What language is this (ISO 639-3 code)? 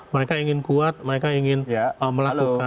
ind